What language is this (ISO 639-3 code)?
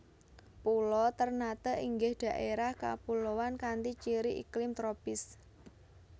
jav